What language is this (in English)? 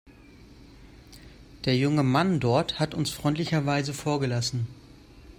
German